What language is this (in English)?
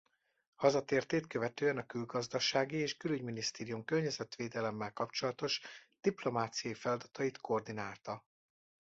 Hungarian